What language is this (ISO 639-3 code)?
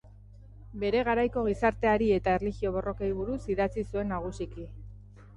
eus